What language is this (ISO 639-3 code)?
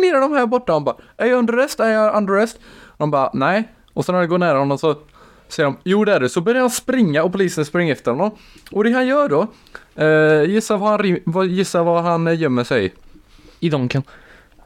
swe